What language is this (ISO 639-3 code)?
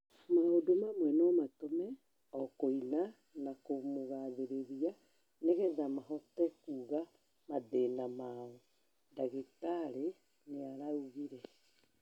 kik